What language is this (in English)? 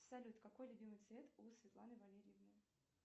Russian